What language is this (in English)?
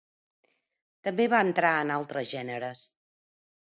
Catalan